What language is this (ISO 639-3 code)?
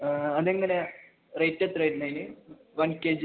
mal